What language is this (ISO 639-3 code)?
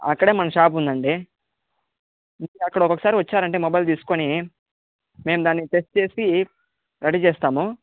tel